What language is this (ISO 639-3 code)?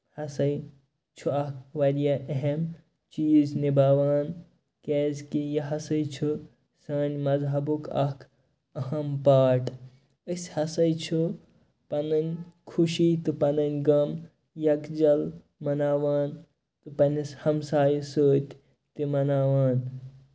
kas